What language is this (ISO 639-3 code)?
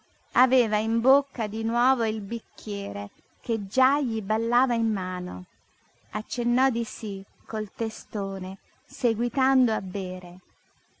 ita